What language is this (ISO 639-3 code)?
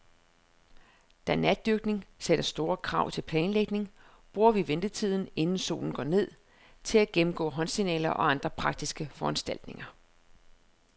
dan